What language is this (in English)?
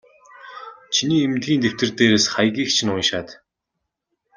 Mongolian